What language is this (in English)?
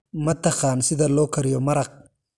Somali